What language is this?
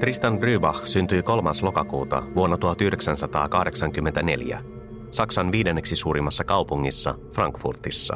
Finnish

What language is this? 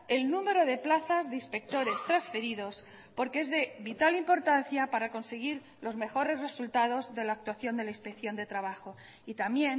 Spanish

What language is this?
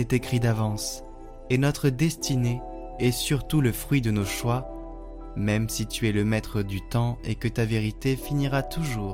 French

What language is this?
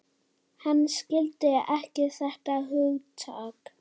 Icelandic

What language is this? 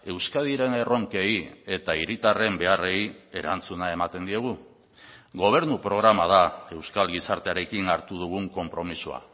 Basque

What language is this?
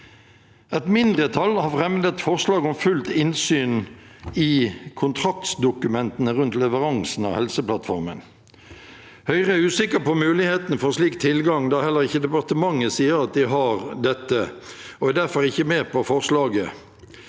Norwegian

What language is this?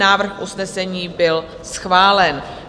Czech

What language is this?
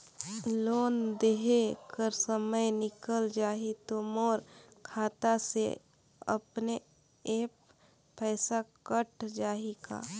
Chhattisgarhi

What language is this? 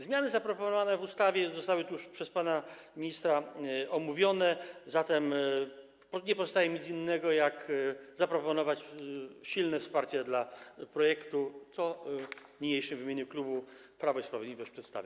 Polish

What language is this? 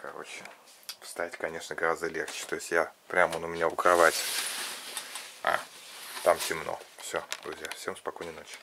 Russian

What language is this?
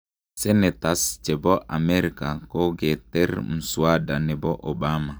Kalenjin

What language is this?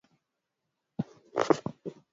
Swahili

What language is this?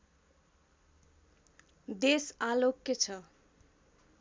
Nepali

